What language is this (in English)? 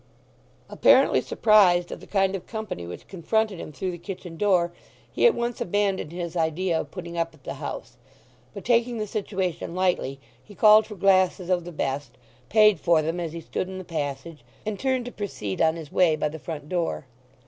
English